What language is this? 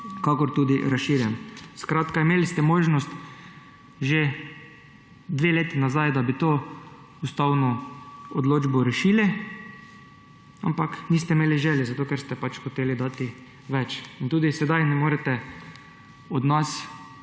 Slovenian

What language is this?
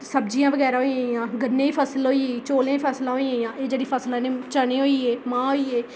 Dogri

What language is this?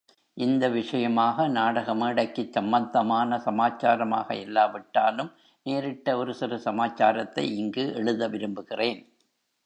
Tamil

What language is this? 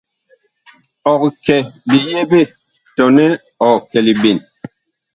Bakoko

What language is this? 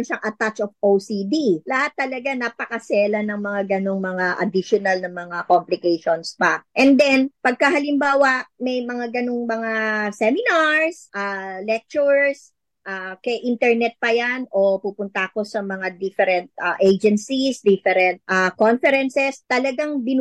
Filipino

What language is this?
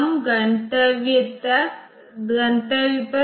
Hindi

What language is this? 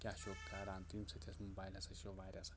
Kashmiri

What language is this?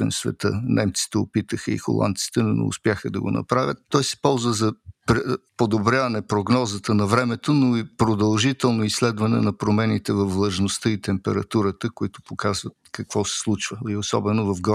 Bulgarian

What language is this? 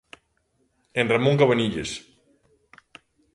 Galician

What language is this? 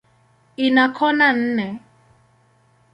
Swahili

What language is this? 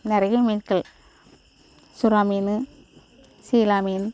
Tamil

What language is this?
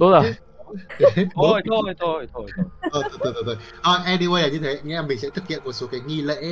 Vietnamese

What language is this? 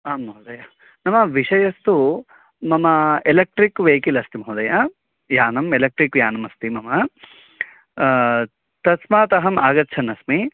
Sanskrit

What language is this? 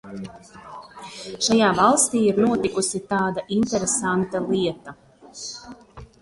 Latvian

